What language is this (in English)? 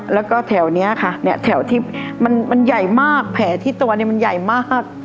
Thai